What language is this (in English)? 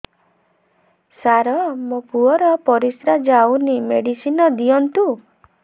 Odia